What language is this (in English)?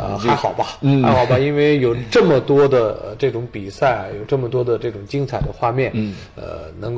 Chinese